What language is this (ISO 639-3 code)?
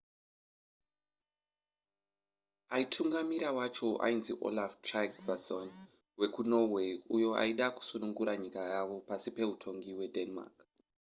sna